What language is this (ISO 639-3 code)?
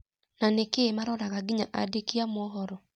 kik